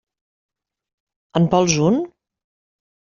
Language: Catalan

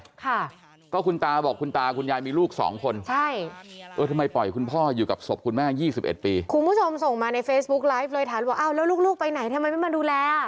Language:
Thai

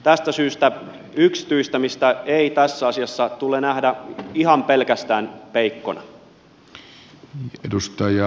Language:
Finnish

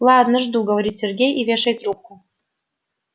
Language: Russian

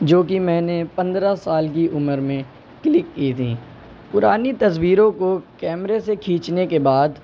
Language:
Urdu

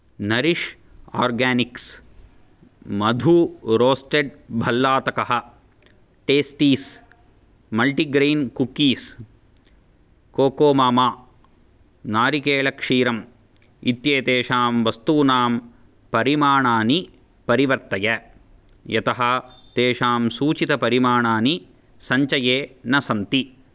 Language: Sanskrit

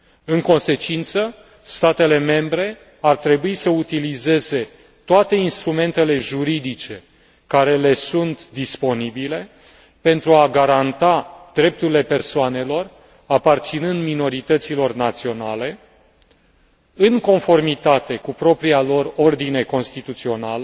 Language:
Romanian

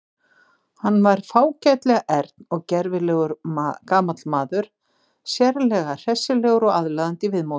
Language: Icelandic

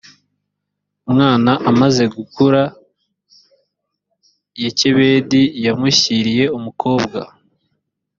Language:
Kinyarwanda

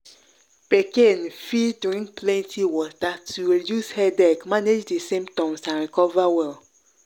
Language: Nigerian Pidgin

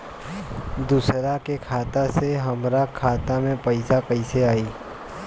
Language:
Bhojpuri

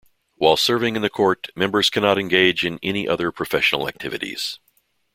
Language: English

